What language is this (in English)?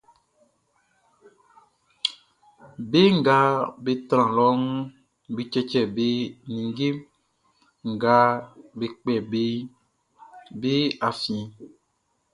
Baoulé